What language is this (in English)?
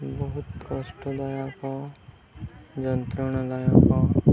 Odia